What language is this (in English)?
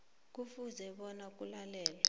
South Ndebele